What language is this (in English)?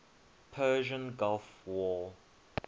English